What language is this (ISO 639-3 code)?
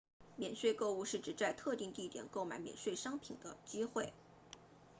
zho